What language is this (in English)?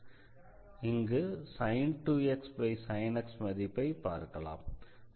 Tamil